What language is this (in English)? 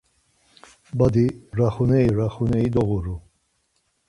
Laz